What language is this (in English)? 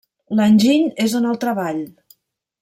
Catalan